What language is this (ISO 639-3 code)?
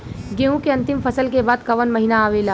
bho